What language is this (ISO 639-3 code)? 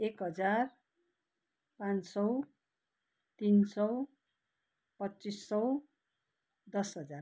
nep